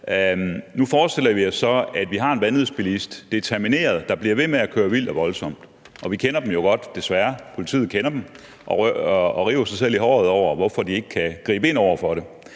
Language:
Danish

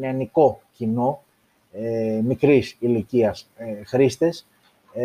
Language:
Greek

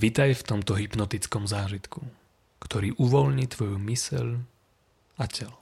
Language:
Slovak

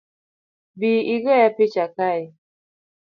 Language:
Luo (Kenya and Tanzania)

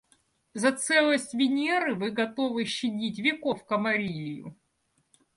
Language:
Russian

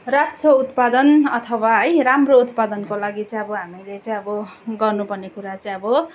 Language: Nepali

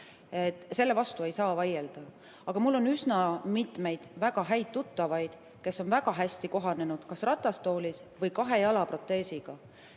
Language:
Estonian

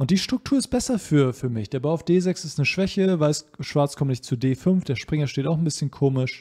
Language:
German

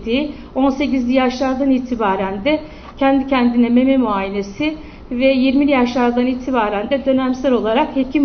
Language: Turkish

